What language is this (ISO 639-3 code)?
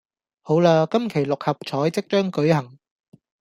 yue